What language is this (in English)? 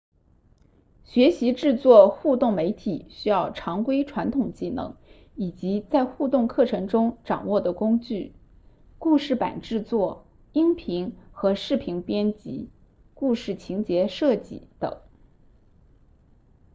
Chinese